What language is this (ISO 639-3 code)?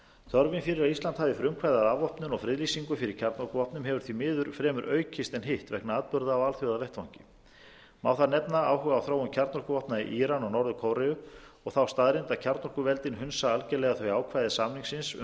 isl